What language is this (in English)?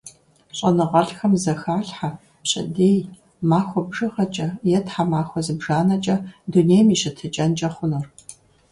Kabardian